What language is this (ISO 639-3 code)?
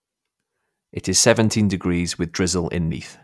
eng